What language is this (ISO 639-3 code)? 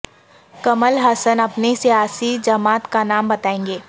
urd